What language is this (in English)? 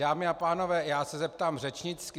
Czech